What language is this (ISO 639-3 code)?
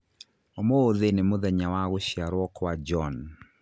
kik